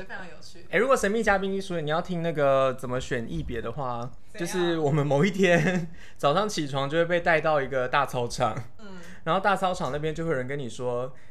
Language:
Chinese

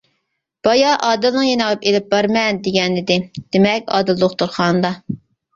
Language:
Uyghur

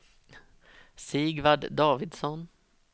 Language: Swedish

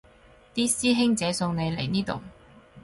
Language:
Cantonese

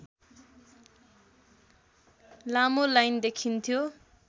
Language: Nepali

